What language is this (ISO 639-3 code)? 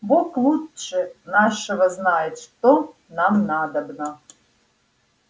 rus